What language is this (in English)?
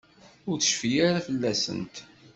Kabyle